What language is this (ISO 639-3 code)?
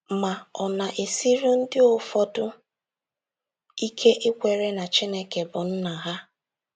ibo